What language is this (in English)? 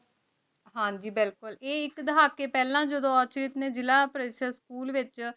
Punjabi